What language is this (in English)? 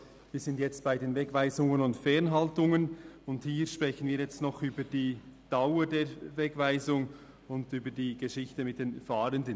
Swiss German